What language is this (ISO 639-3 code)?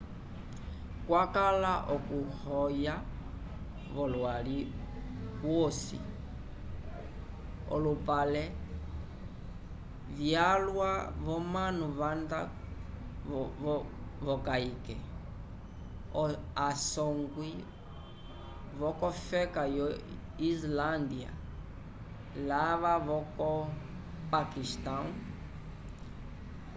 umb